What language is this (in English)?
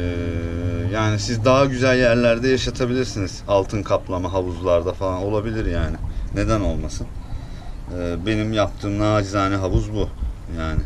Turkish